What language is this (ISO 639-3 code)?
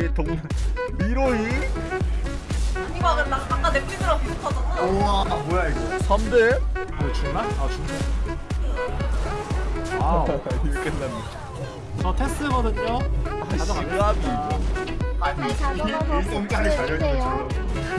kor